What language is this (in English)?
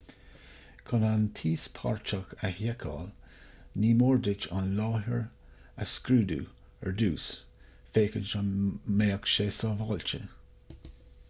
Irish